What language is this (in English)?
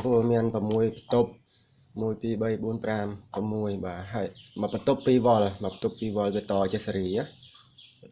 Vietnamese